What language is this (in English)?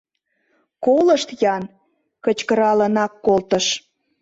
Mari